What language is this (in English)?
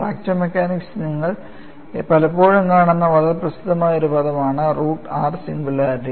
Malayalam